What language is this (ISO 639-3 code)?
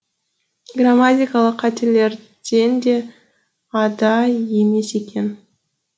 kaz